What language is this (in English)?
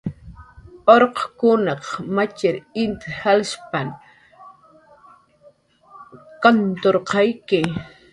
Jaqaru